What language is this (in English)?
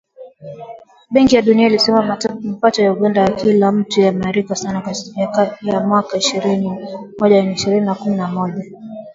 Swahili